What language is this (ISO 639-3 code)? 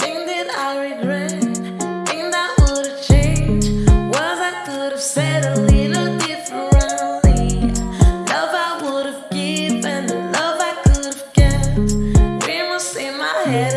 eng